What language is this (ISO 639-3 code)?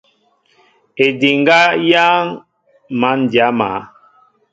mbo